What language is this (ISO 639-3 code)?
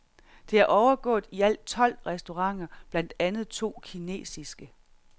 dan